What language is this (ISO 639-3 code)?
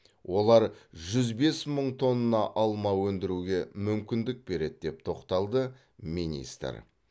kaz